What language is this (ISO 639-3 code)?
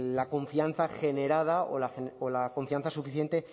spa